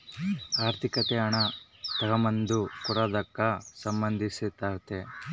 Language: Kannada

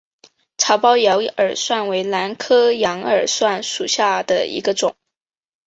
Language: Chinese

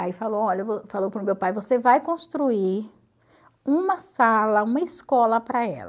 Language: Portuguese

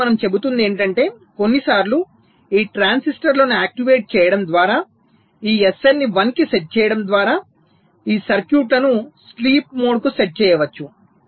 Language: Telugu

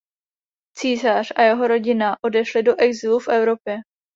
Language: Czech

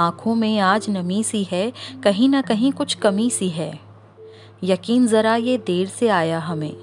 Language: Hindi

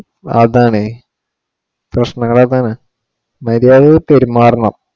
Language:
Malayalam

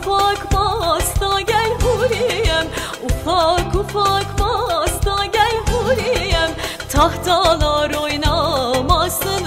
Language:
Turkish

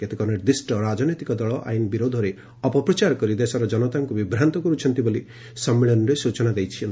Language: Odia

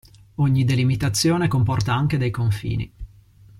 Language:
Italian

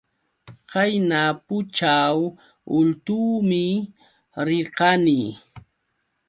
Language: Yauyos Quechua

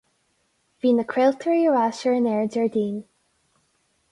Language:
Irish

